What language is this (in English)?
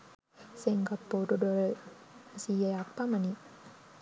Sinhala